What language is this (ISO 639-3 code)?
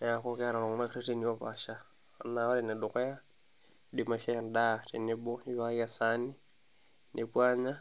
mas